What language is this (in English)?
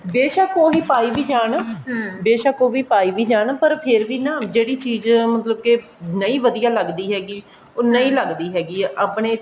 Punjabi